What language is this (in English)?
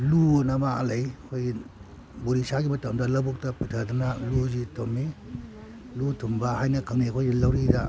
Manipuri